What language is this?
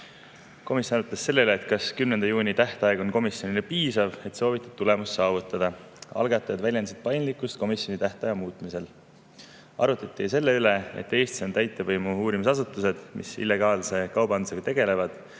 Estonian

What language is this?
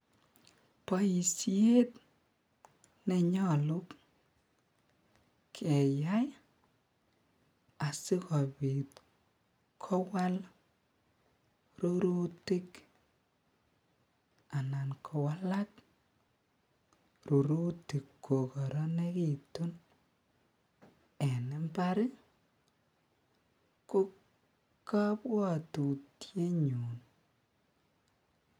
Kalenjin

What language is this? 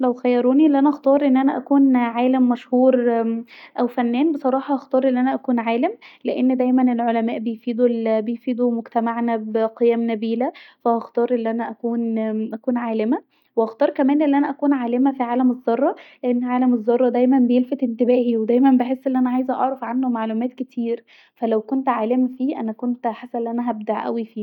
Egyptian Arabic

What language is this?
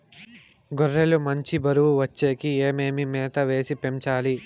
Telugu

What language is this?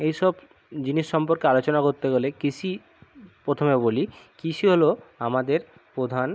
Bangla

